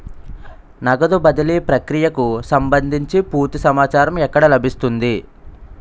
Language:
Telugu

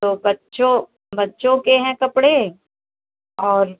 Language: Hindi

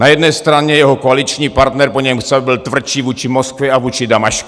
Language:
Czech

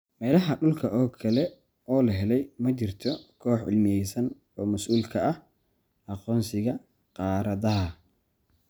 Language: Somali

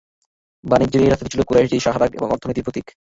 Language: Bangla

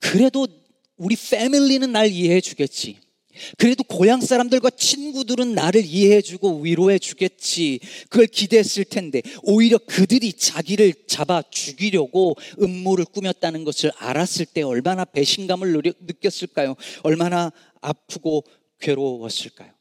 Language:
Korean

